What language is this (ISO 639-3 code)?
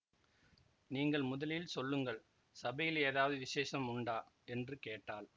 tam